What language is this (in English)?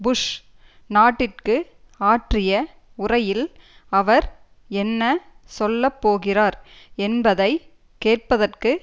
Tamil